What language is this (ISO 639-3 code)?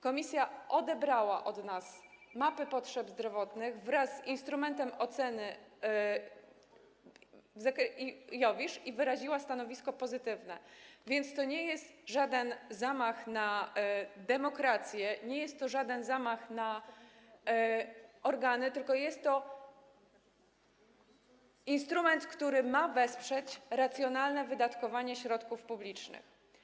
pol